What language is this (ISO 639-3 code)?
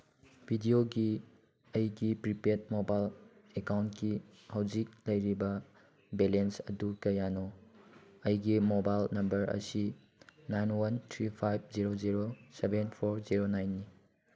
mni